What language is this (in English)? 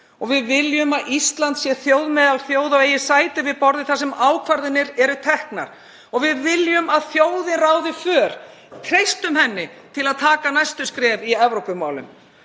Icelandic